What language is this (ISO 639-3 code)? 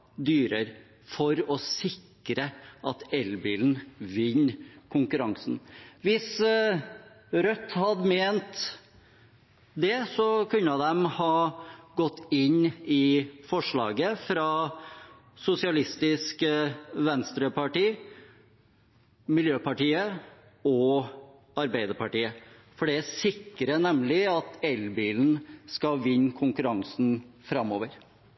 nob